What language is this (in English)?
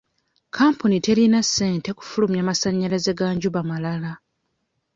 Ganda